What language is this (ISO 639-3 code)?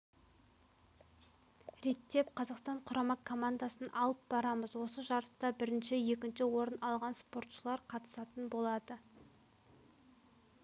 kaz